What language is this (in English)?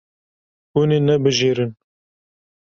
Kurdish